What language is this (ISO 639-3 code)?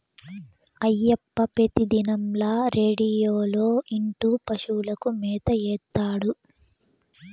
tel